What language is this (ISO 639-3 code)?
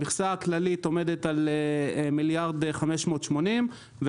heb